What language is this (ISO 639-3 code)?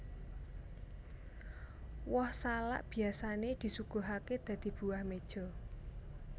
jav